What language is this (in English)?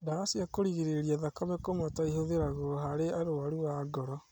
Kikuyu